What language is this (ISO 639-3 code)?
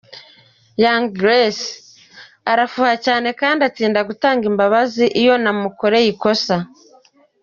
kin